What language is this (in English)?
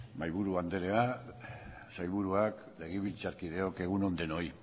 Basque